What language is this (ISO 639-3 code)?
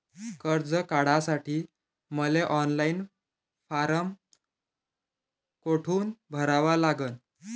mar